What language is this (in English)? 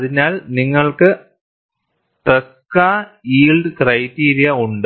Malayalam